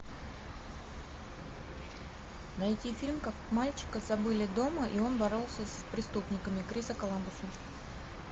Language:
Russian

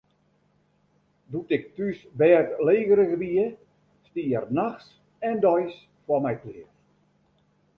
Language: Western Frisian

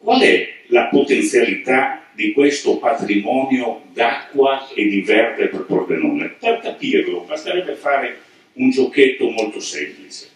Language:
Italian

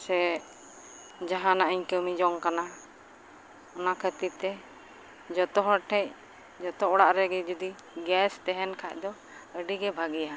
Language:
Santali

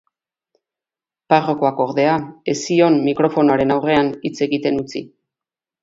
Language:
Basque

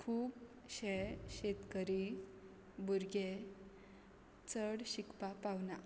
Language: Konkani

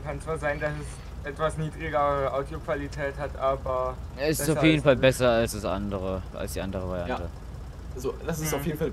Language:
German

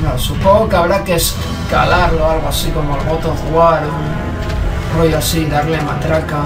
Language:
Spanish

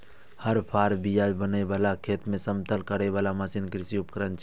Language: Maithili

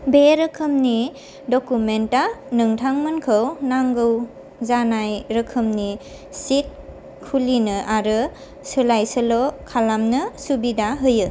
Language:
Bodo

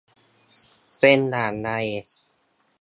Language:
Thai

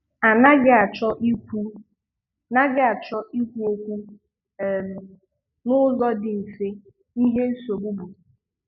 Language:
Igbo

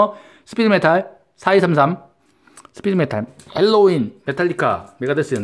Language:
Korean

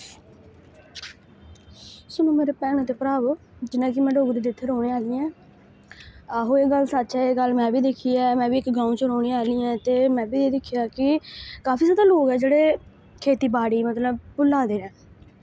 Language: Dogri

